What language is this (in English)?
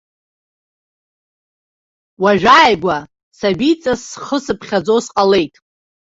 Abkhazian